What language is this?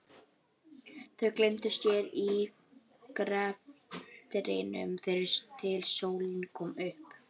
Icelandic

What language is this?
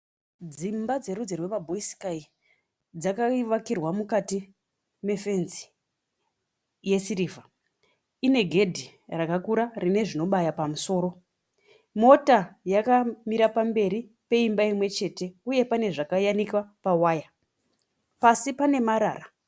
Shona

